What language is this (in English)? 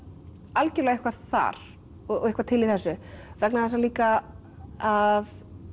Icelandic